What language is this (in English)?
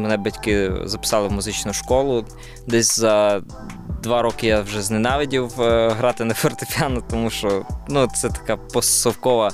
Ukrainian